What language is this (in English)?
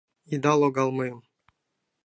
Mari